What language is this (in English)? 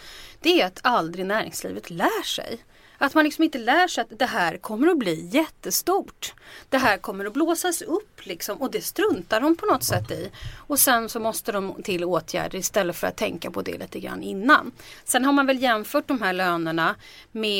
Swedish